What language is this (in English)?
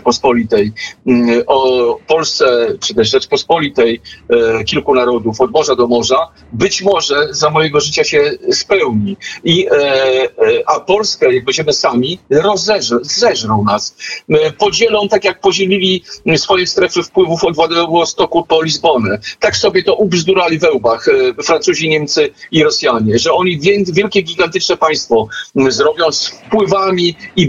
Polish